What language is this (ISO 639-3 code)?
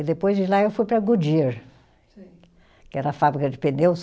por